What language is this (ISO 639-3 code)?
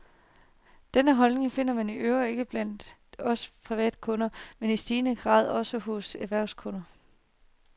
dan